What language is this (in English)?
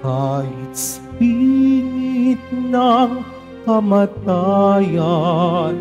Filipino